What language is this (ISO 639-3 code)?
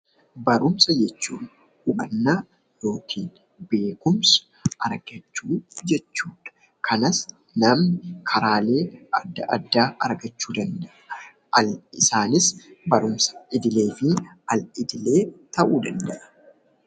orm